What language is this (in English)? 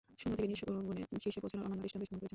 Bangla